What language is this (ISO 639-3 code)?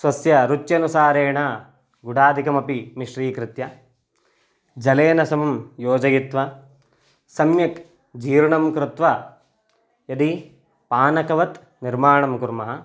san